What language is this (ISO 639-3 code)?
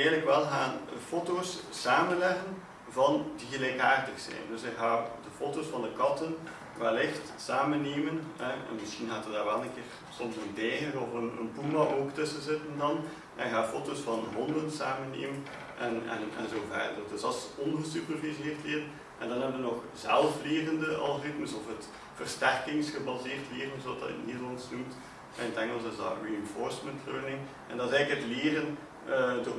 nld